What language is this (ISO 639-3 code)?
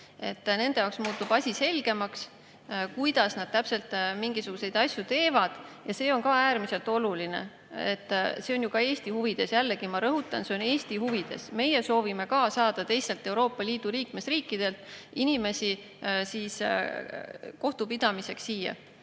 est